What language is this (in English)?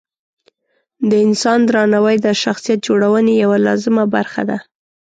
Pashto